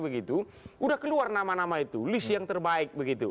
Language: Indonesian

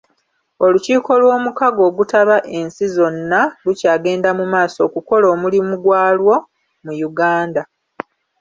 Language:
Ganda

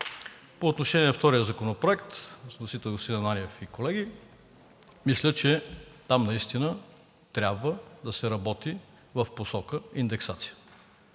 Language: Bulgarian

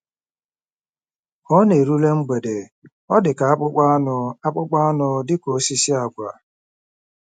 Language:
Igbo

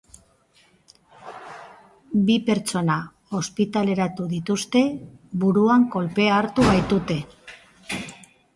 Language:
Basque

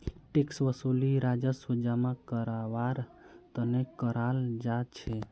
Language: Magahi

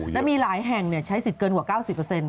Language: Thai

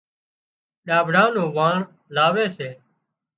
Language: Wadiyara Koli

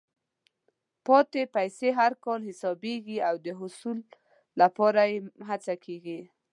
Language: Pashto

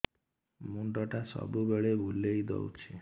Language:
Odia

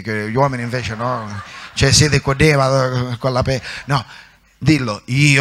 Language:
Italian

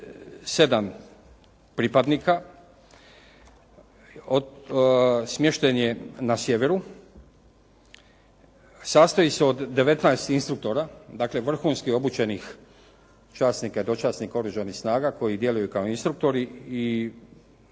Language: Croatian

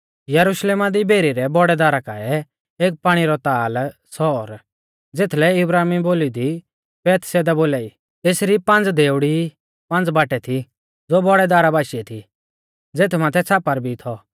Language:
Mahasu Pahari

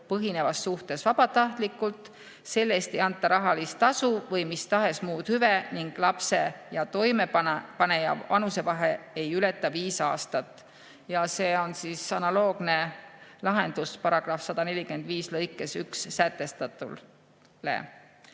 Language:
Estonian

